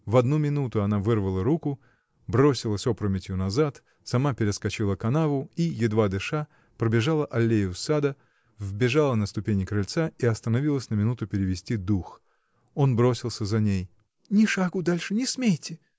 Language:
Russian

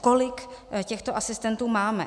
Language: Czech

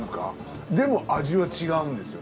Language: Japanese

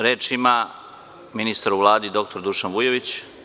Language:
Serbian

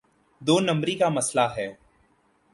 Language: Urdu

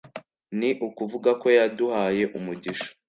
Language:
Kinyarwanda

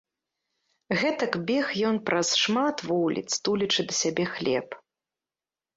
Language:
Belarusian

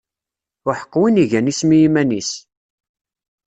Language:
Kabyle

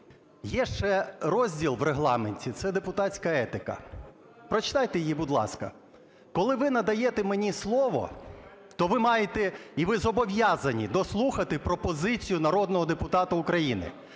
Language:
Ukrainian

